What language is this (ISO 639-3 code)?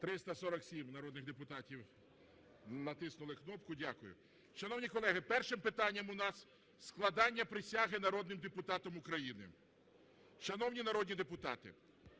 ukr